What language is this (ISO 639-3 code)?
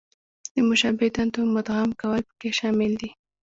pus